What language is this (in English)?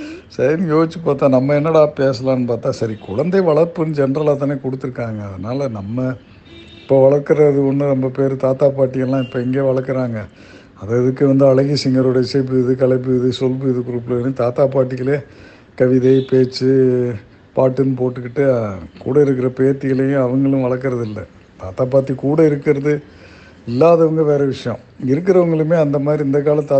Tamil